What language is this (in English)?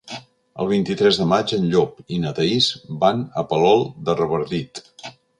Catalan